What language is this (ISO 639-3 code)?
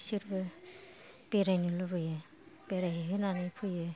brx